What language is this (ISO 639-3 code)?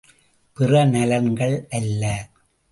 tam